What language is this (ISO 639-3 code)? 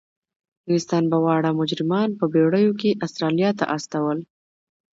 pus